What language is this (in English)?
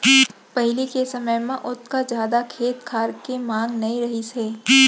Chhattisgarhi